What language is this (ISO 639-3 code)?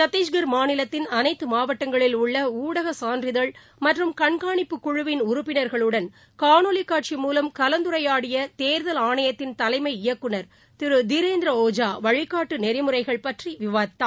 tam